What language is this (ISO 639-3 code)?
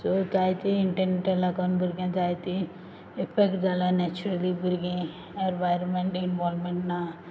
kok